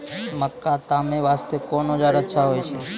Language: Maithili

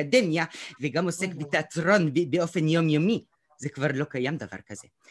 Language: Hebrew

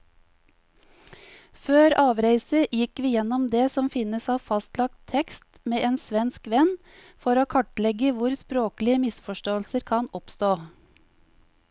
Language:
Norwegian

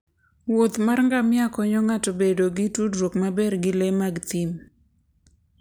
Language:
Luo (Kenya and Tanzania)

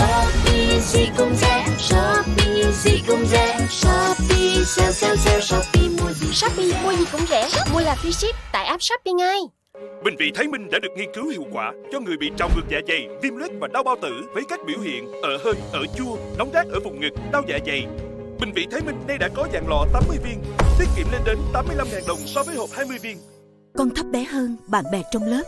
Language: Vietnamese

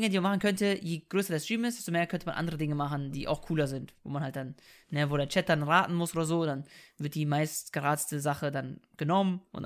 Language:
German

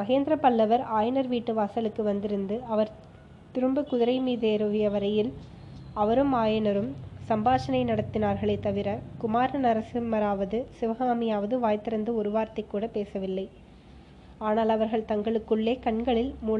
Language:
Tamil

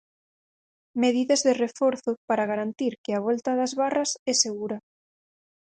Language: Galician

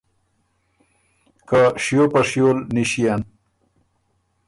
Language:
Ormuri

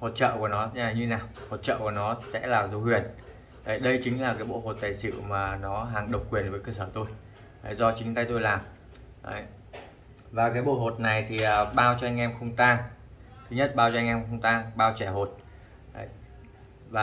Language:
Vietnamese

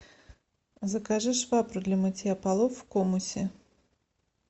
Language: Russian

